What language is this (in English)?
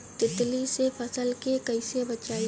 Bhojpuri